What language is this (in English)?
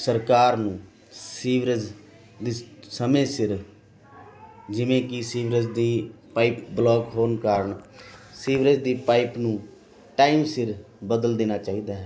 Punjabi